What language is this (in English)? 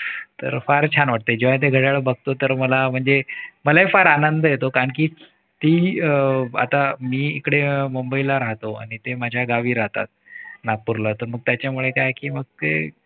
Marathi